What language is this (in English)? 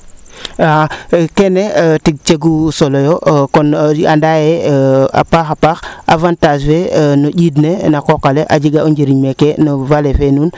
Serer